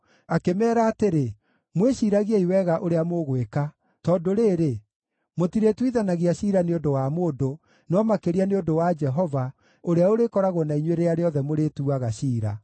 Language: Kikuyu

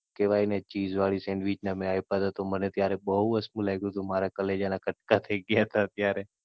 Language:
Gujarati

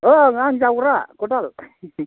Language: Bodo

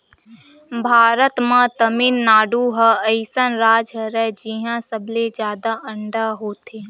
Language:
Chhattisgarhi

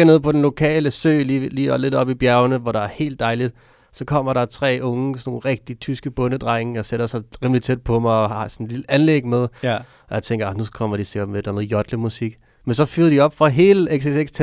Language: Danish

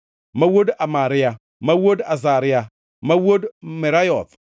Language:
Luo (Kenya and Tanzania)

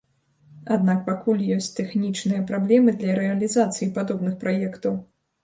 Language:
Belarusian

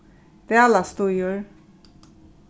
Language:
Faroese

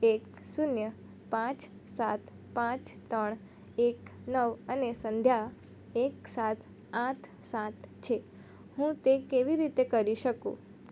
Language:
Gujarati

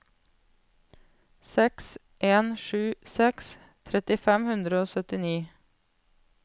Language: Norwegian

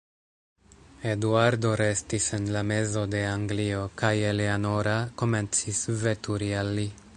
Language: Esperanto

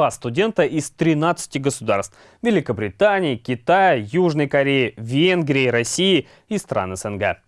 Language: Russian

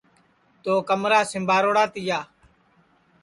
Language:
Sansi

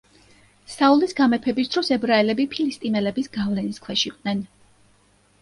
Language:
Georgian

